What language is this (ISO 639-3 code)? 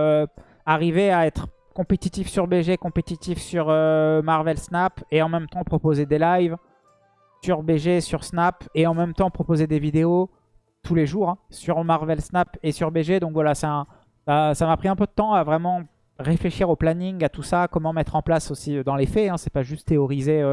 fra